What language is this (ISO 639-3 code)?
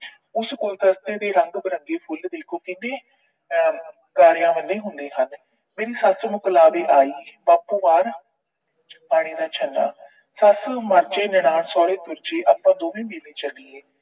pan